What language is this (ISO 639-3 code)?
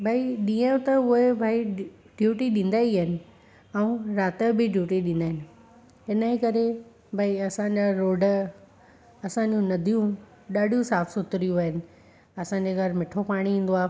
snd